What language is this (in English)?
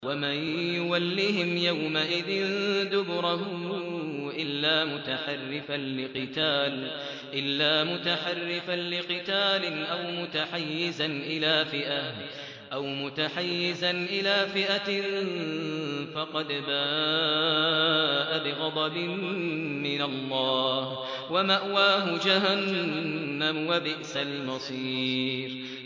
Arabic